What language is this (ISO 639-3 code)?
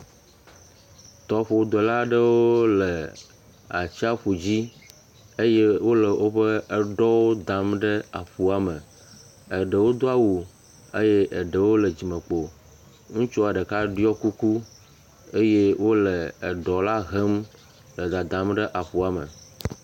ewe